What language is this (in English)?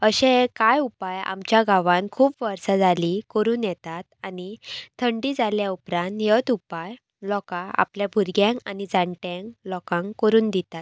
Konkani